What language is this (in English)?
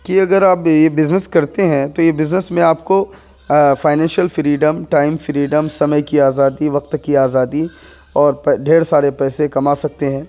Urdu